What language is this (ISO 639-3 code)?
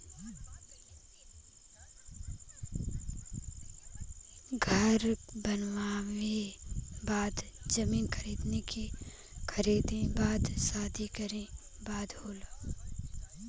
bho